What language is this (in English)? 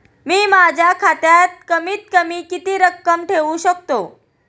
Marathi